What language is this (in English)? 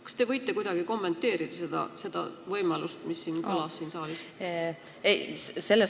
Estonian